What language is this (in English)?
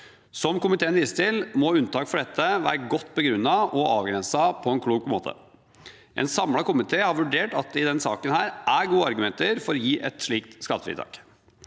Norwegian